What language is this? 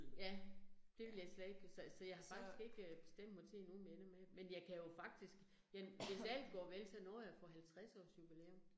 Danish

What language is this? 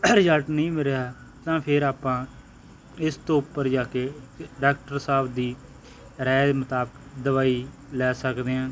Punjabi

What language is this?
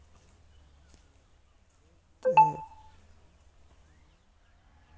Santali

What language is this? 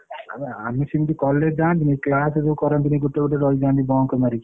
Odia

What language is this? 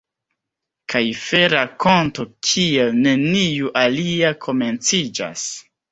Esperanto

